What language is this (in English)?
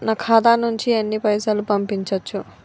Telugu